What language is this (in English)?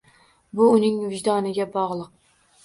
Uzbek